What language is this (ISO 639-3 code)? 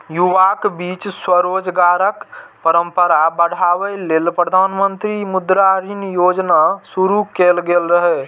mai